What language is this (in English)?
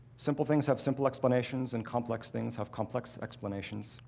English